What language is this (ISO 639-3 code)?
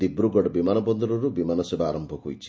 ori